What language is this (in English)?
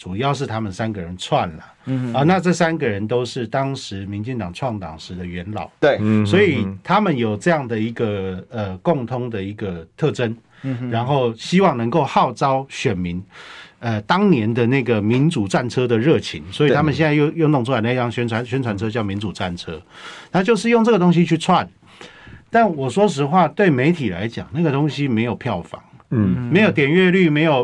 Chinese